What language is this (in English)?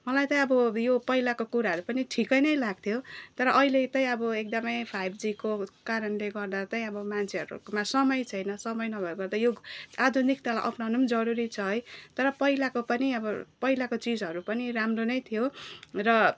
Nepali